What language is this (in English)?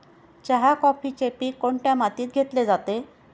Marathi